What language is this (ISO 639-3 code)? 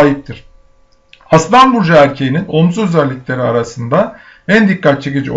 tur